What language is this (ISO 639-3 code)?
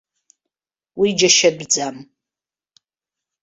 abk